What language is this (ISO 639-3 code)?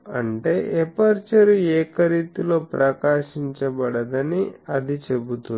tel